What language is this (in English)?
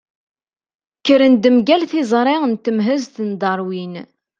Kabyle